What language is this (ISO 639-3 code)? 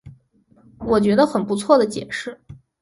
zho